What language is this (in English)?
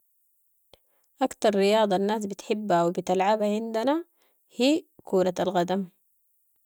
Sudanese Arabic